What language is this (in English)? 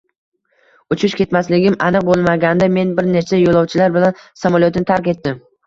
Uzbek